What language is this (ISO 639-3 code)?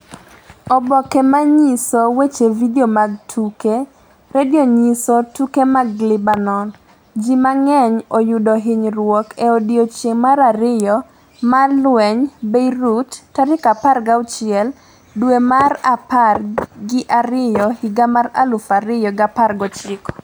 luo